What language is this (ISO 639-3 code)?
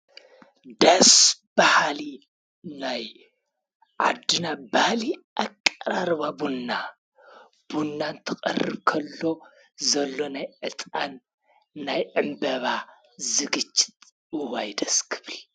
tir